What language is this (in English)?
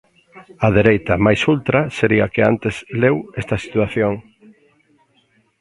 Galician